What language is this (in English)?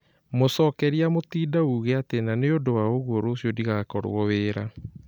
Kikuyu